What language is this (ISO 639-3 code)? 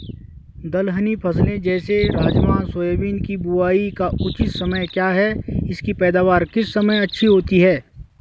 hin